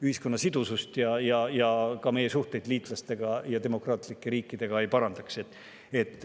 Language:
Estonian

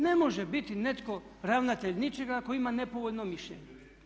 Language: Croatian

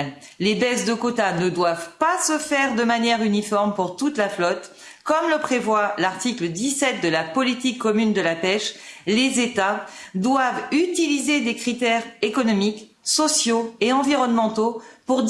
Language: French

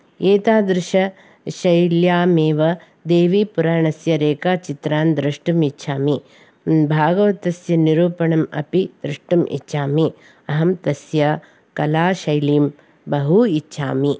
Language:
Sanskrit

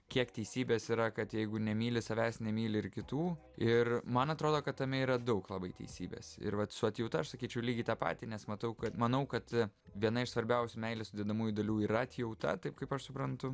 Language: Lithuanian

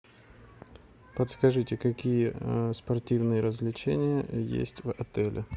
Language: Russian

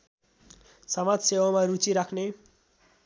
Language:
Nepali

